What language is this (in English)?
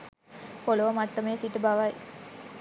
Sinhala